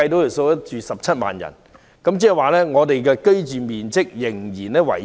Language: Cantonese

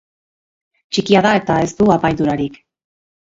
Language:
Basque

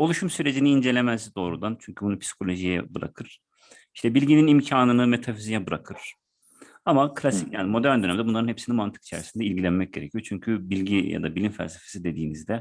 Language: Turkish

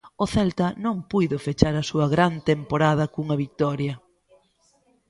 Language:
Galician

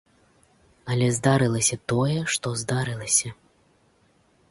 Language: Belarusian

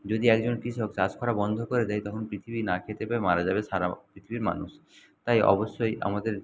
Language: Bangla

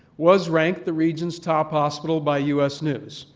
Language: English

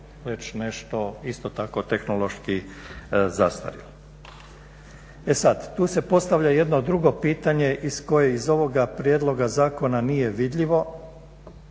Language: Croatian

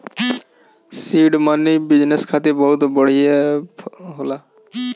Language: Bhojpuri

